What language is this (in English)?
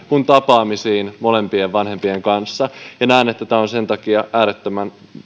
Finnish